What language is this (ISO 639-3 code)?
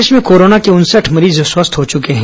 hin